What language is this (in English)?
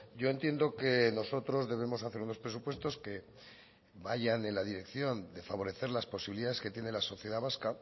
Spanish